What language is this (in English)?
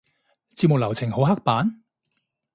Cantonese